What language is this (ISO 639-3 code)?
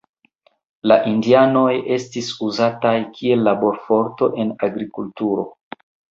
epo